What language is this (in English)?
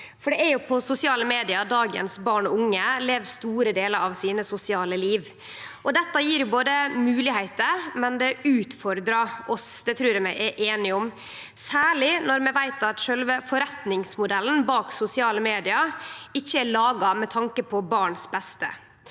Norwegian